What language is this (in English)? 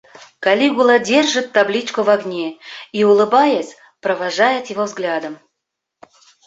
Bashkir